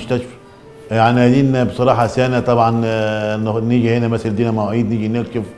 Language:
Arabic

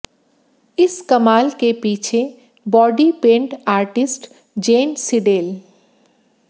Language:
Hindi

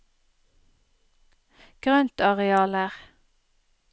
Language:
Norwegian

